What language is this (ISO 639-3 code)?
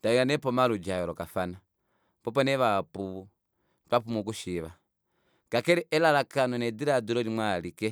kua